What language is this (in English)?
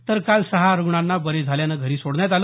Marathi